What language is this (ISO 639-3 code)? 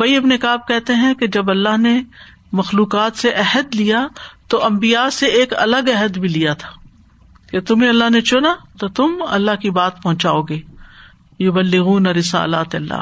urd